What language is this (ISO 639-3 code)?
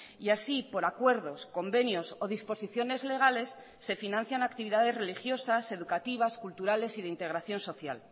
spa